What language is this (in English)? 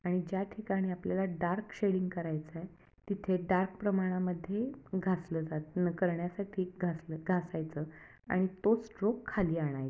Marathi